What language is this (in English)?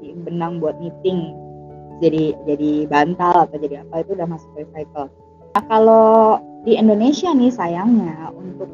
Indonesian